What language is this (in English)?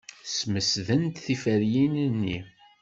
Kabyle